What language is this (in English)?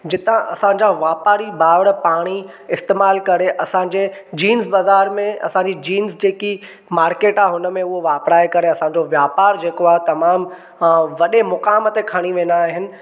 Sindhi